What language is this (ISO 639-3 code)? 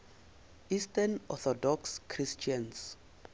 nso